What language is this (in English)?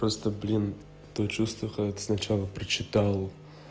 Russian